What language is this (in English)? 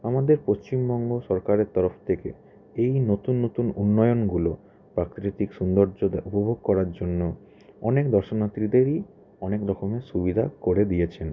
Bangla